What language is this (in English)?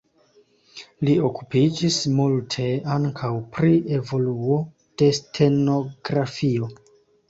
Esperanto